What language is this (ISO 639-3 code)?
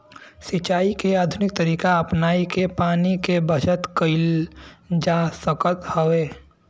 bho